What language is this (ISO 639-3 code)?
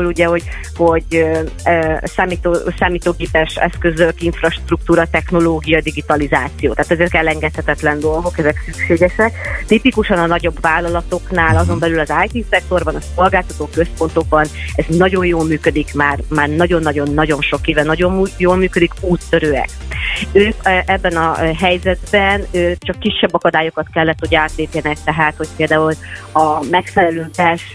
hun